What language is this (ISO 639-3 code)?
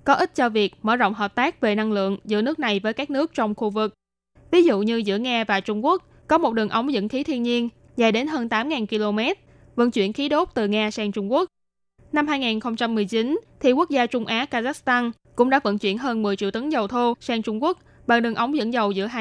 vie